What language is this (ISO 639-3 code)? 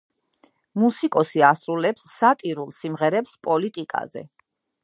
kat